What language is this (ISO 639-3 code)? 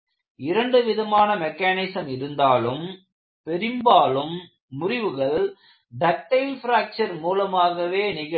tam